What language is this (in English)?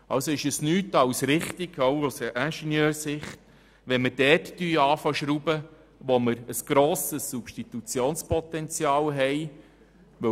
Swiss German